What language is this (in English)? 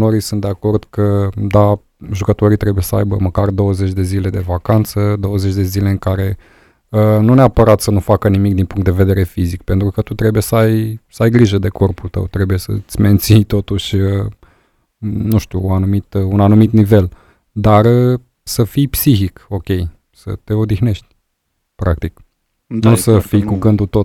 Romanian